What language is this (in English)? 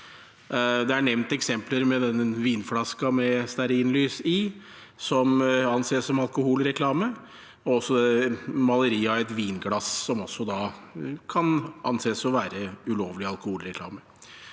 Norwegian